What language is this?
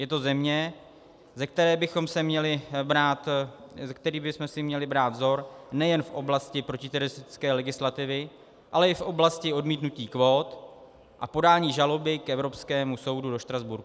Czech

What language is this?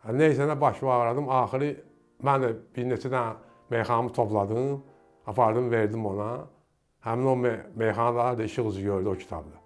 Azerbaijani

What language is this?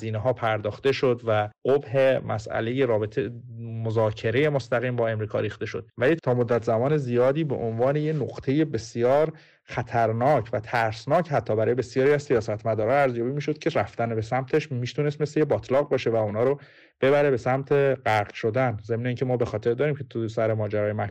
Persian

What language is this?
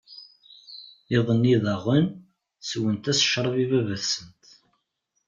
Kabyle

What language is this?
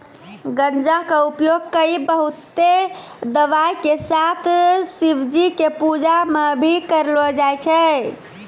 Maithili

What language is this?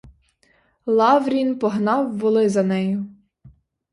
Ukrainian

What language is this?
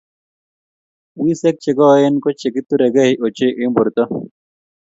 Kalenjin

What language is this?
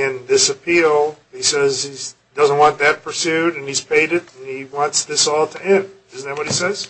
English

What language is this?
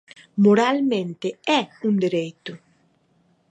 Galician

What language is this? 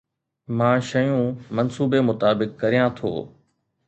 Sindhi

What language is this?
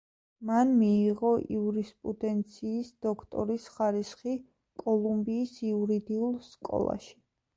Georgian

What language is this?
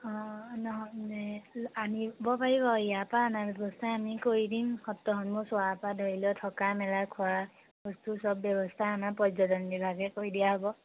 Assamese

